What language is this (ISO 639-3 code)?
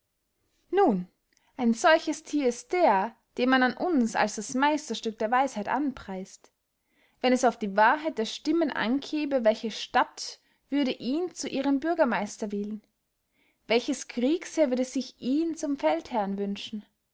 deu